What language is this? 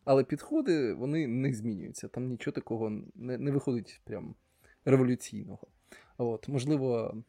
Ukrainian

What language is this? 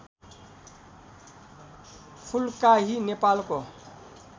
Nepali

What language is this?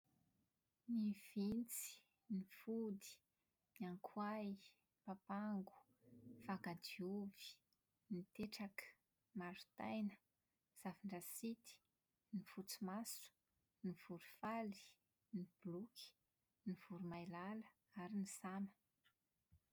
Malagasy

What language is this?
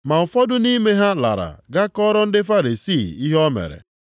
Igbo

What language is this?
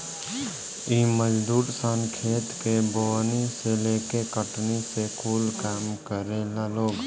Bhojpuri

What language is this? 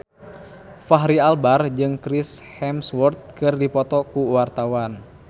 Sundanese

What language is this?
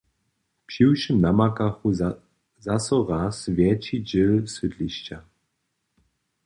Upper Sorbian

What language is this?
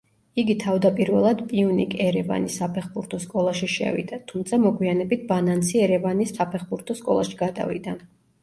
Georgian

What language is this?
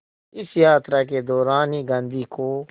Hindi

